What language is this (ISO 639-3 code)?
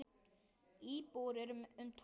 isl